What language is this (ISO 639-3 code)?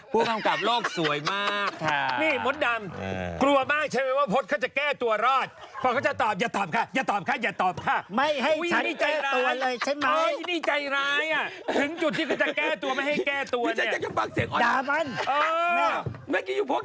tha